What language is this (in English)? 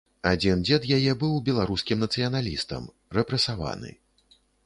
Belarusian